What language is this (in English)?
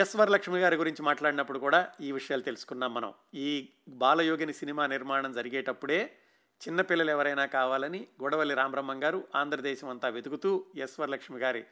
Telugu